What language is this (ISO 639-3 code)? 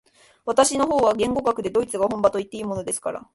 jpn